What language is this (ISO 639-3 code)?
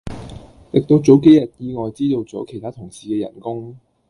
yue